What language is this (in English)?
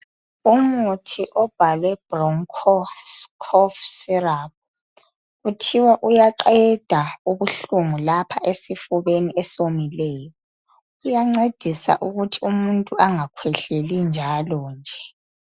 North Ndebele